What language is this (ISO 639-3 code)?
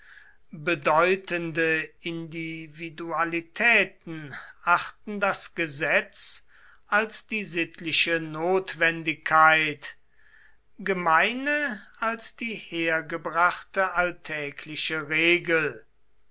deu